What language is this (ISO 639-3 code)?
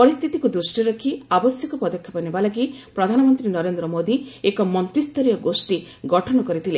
ori